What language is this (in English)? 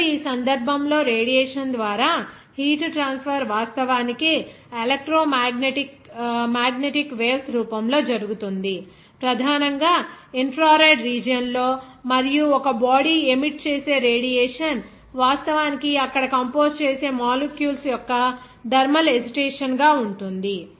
Telugu